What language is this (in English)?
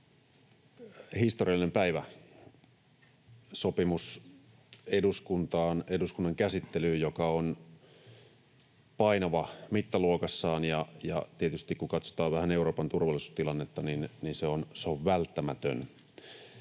Finnish